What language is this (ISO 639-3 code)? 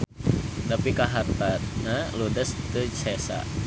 sun